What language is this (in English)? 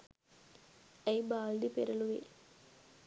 Sinhala